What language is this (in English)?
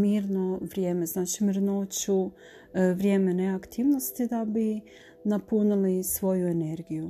Croatian